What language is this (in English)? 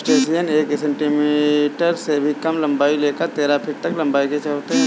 Hindi